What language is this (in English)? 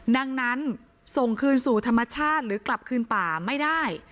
Thai